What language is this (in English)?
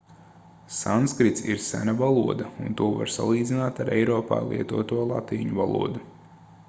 Latvian